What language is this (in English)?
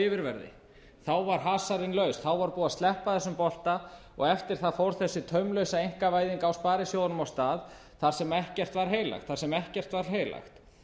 Icelandic